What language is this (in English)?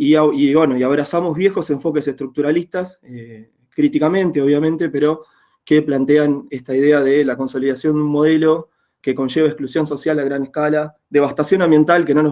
Spanish